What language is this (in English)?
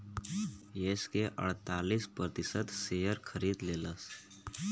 Bhojpuri